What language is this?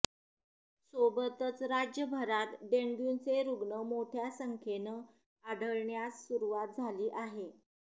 Marathi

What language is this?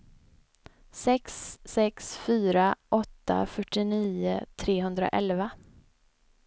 Swedish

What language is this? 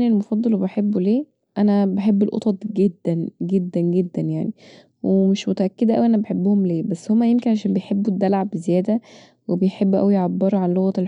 Egyptian Arabic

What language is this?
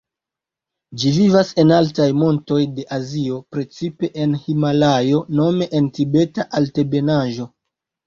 Esperanto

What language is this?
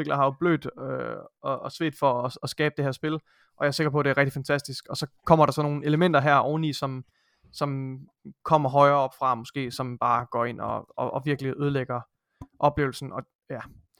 Danish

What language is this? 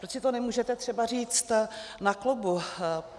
Czech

